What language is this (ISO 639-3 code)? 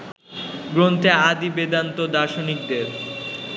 ben